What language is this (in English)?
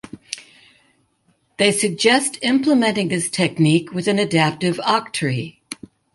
English